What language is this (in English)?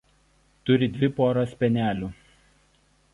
Lithuanian